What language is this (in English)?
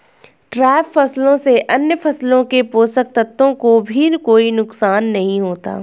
Hindi